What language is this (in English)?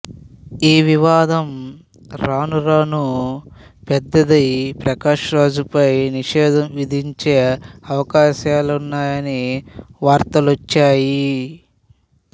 Telugu